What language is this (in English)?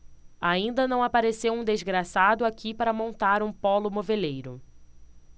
Portuguese